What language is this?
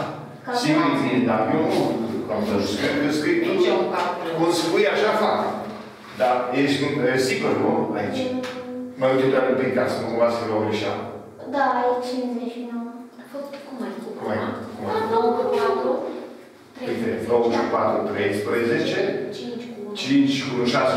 Romanian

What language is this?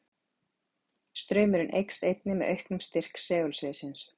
Icelandic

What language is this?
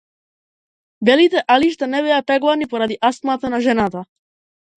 Macedonian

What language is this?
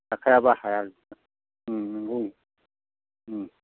Bodo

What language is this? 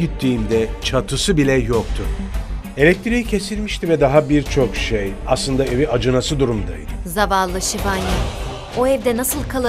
Turkish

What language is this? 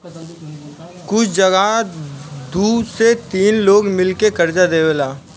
Bhojpuri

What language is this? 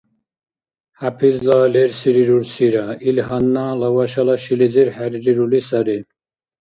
Dargwa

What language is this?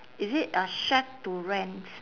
English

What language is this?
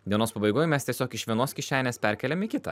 Lithuanian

